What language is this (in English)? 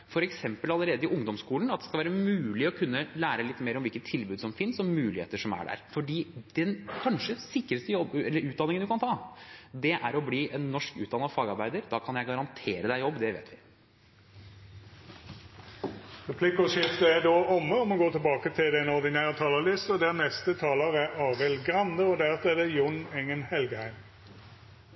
Norwegian